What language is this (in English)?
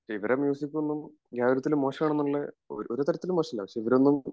Malayalam